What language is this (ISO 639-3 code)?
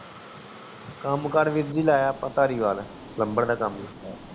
pan